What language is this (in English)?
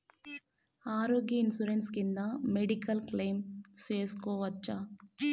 Telugu